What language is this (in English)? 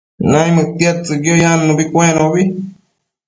Matsés